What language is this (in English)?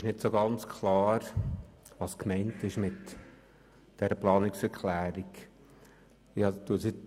Swiss German